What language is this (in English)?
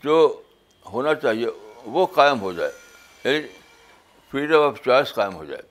Urdu